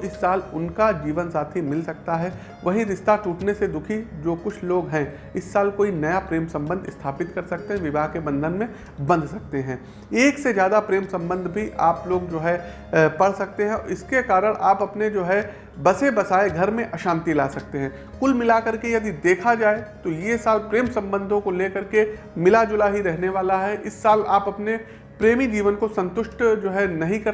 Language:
Hindi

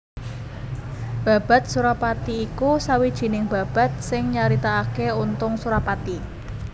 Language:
Javanese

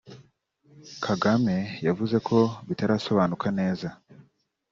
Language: Kinyarwanda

